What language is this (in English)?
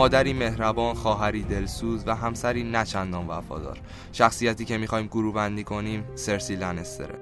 Persian